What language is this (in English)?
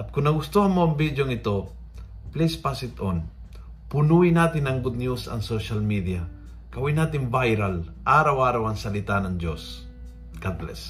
Filipino